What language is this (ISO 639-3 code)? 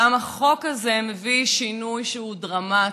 heb